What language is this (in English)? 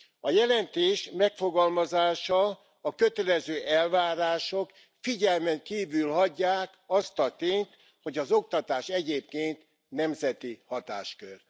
Hungarian